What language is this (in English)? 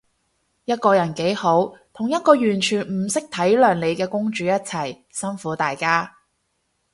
Cantonese